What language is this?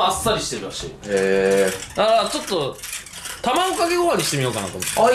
Japanese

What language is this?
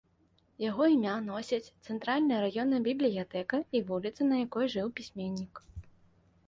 Belarusian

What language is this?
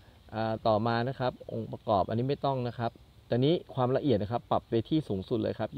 Thai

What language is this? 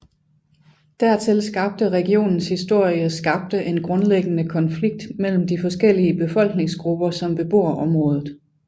Danish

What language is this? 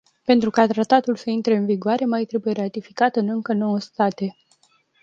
Romanian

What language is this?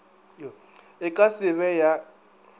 Northern Sotho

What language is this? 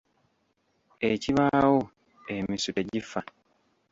Ganda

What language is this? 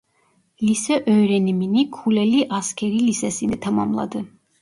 Turkish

